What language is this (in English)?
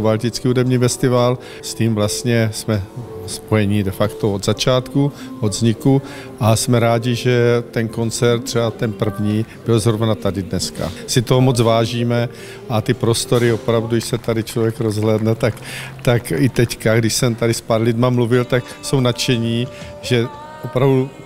Czech